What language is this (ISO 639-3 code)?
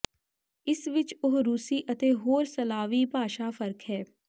pan